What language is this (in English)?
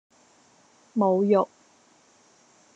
Cantonese